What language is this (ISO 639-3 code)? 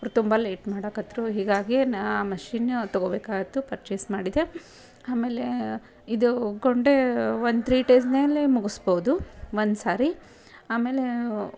kan